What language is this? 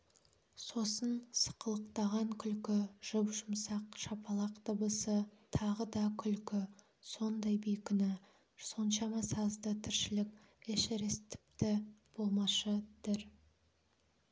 Kazakh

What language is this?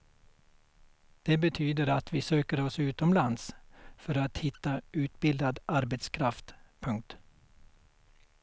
Swedish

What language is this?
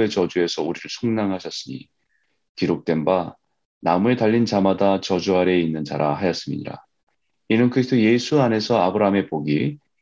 Korean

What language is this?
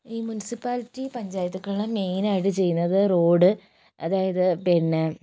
Malayalam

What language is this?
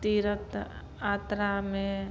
Maithili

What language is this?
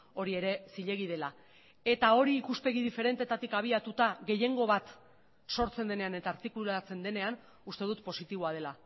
Basque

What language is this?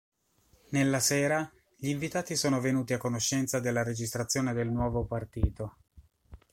Italian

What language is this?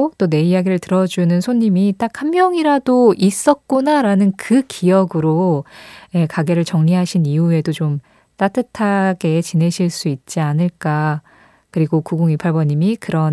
Korean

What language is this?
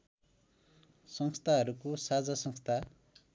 Nepali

